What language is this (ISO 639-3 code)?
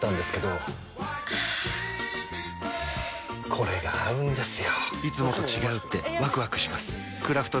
jpn